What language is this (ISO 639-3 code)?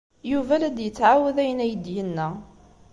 kab